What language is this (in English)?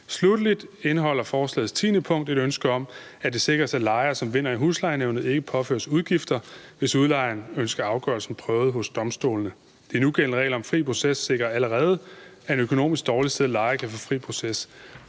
Danish